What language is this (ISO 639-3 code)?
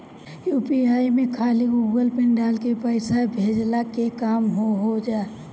bho